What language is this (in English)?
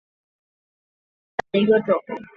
Chinese